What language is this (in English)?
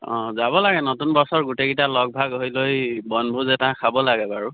Assamese